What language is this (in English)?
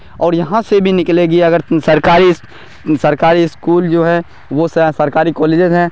Urdu